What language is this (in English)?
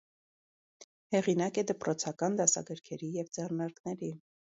Armenian